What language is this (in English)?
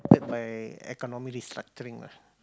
English